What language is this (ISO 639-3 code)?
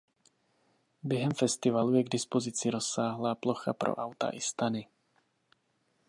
ces